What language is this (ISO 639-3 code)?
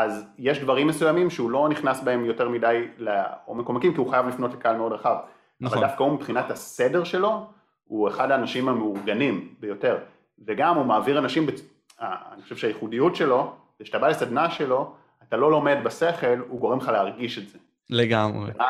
heb